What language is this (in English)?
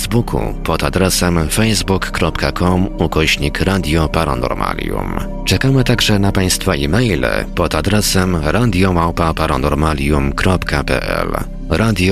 Polish